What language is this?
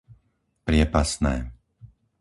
Slovak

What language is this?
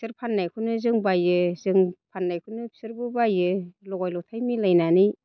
Bodo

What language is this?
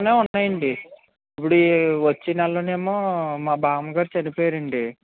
Telugu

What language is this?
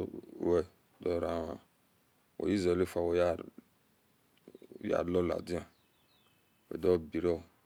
Esan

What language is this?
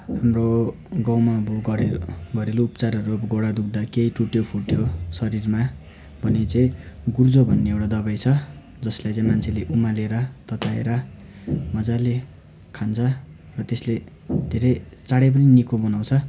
Nepali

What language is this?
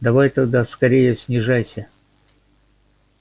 Russian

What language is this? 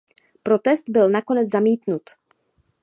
Czech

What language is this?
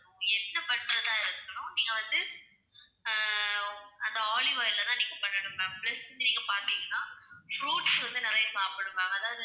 Tamil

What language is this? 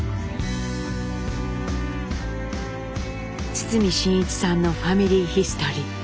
Japanese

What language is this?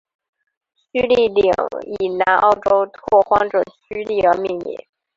Chinese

